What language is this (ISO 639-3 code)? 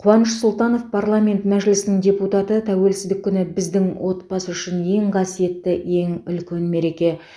kaz